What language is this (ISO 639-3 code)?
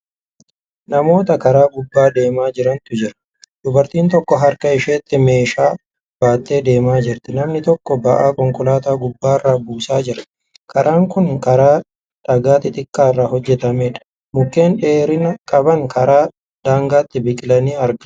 orm